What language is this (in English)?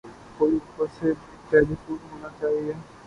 Urdu